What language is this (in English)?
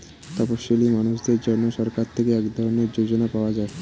Bangla